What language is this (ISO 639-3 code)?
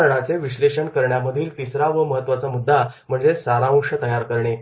mar